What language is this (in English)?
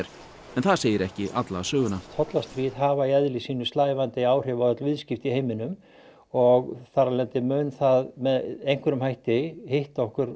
Icelandic